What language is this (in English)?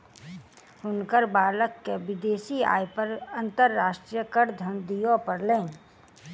Maithili